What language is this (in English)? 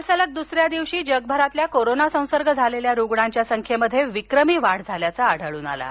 Marathi